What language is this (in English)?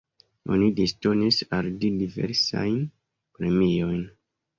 Esperanto